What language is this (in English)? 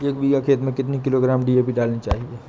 Hindi